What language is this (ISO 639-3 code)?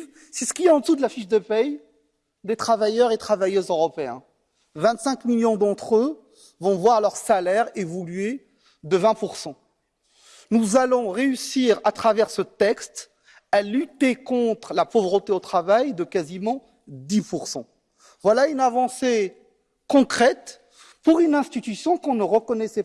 fra